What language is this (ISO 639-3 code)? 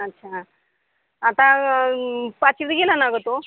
mar